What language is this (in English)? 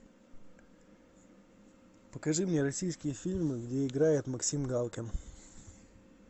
Russian